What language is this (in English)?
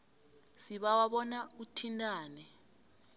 South Ndebele